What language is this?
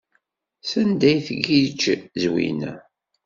Kabyle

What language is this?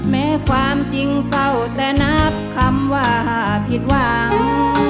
Thai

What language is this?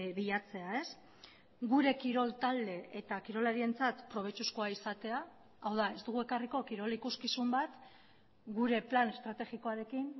Basque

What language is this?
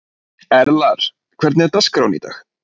Icelandic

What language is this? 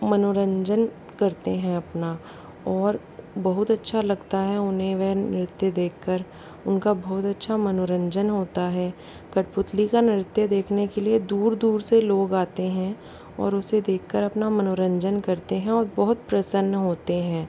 Hindi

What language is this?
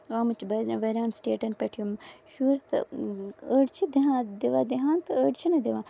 Kashmiri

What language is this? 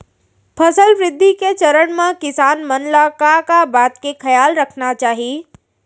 Chhattisgarhi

